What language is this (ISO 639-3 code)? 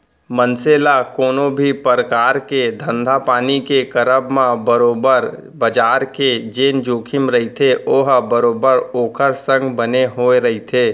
hne